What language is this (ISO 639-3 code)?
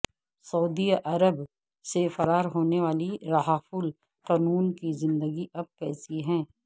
urd